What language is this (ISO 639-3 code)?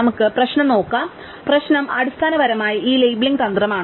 mal